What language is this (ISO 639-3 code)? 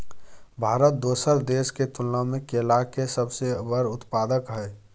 mai